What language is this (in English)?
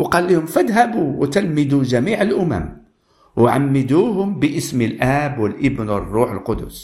Arabic